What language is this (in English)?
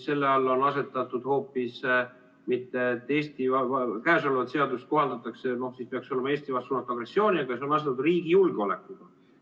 Estonian